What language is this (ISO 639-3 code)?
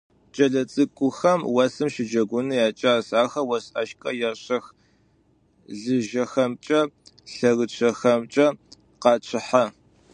ady